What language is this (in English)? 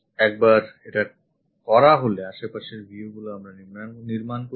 Bangla